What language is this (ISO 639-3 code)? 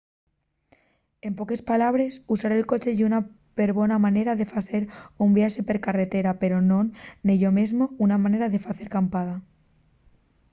ast